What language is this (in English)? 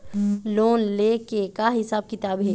Chhattisgarhi